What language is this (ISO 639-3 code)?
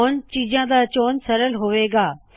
pan